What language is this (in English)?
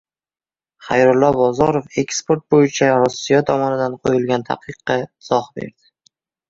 Uzbek